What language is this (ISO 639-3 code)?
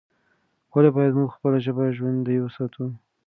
pus